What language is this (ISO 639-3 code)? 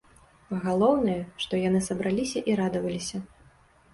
bel